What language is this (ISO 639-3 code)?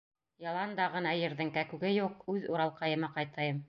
bak